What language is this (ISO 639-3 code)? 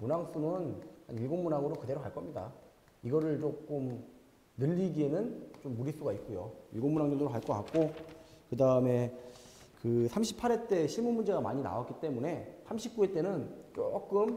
kor